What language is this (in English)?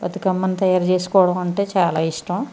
Telugu